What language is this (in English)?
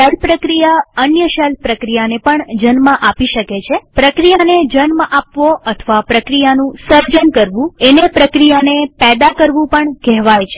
Gujarati